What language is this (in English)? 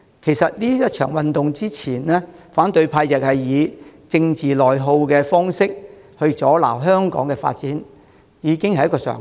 Cantonese